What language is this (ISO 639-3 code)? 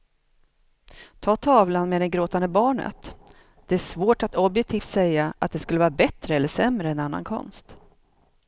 swe